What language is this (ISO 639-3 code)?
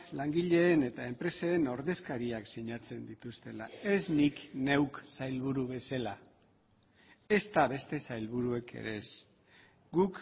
eus